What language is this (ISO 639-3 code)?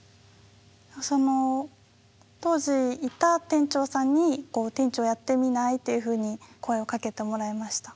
jpn